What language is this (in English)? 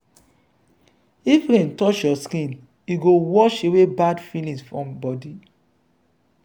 Nigerian Pidgin